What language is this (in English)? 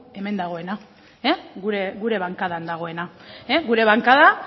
Basque